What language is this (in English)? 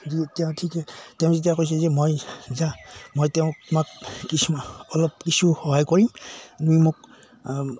Assamese